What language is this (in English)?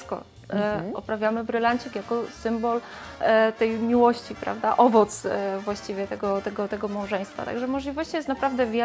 Polish